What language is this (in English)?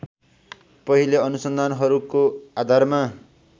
Nepali